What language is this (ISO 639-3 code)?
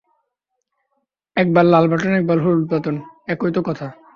ben